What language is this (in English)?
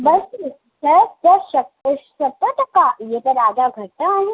Sindhi